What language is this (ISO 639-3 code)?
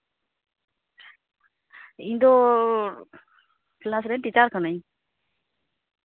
sat